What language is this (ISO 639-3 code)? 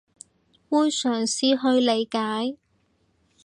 yue